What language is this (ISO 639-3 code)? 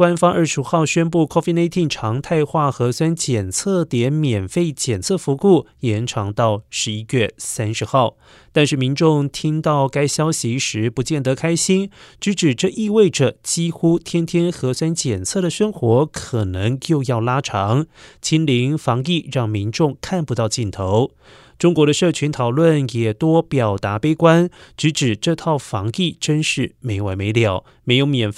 zho